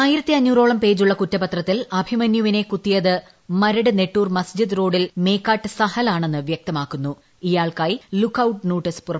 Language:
Malayalam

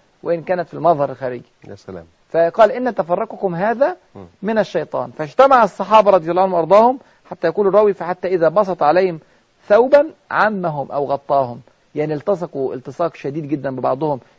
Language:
Arabic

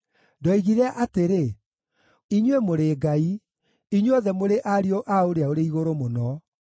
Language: Kikuyu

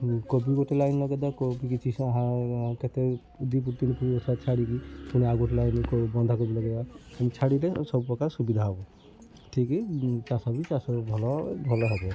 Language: Odia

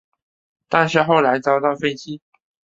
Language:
Chinese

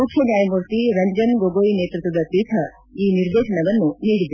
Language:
Kannada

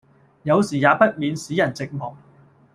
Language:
Cantonese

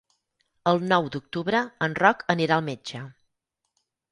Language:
Catalan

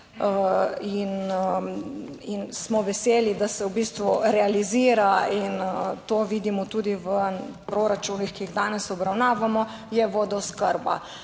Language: Slovenian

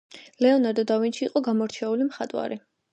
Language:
Georgian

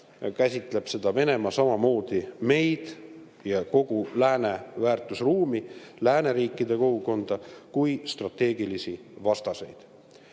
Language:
Estonian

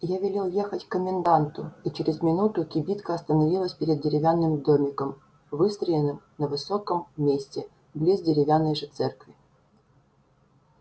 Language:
Russian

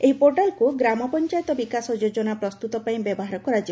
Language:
Odia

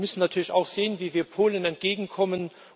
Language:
German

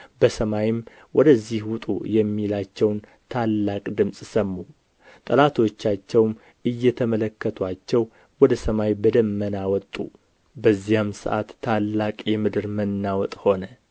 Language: Amharic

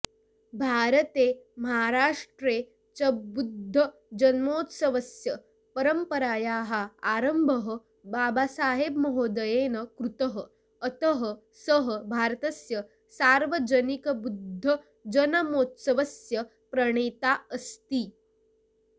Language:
Sanskrit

